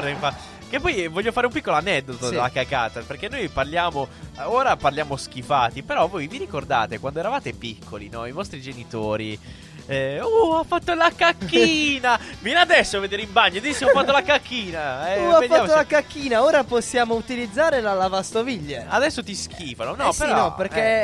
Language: Italian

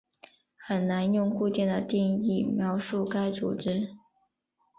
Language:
Chinese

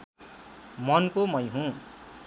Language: Nepali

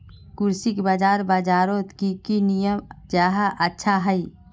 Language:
Magahi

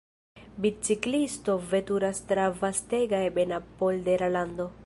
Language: Esperanto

